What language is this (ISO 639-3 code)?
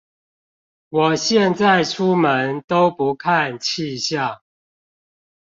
zho